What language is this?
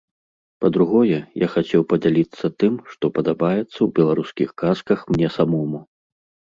Belarusian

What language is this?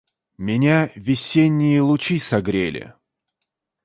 Russian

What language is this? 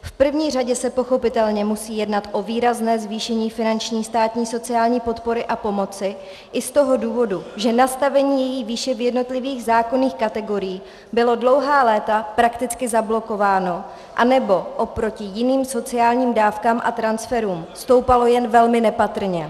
Czech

